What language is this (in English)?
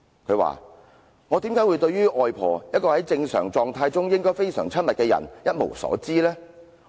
Cantonese